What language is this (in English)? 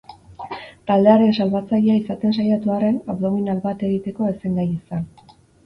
Basque